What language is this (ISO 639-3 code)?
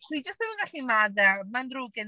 cym